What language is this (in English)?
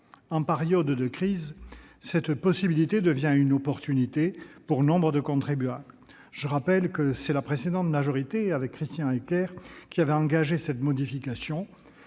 French